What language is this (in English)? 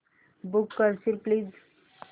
Marathi